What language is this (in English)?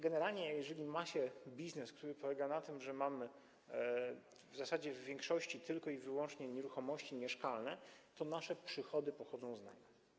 Polish